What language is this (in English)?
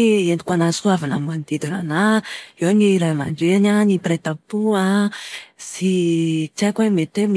Malagasy